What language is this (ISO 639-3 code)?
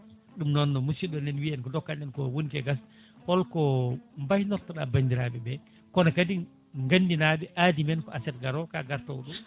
ful